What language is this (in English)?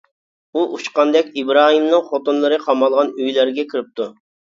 Uyghur